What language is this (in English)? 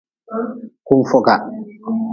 Nawdm